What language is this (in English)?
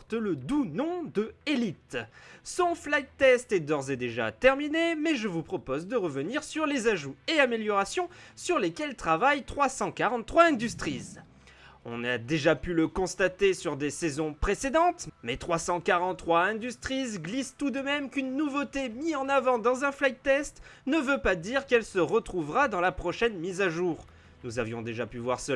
French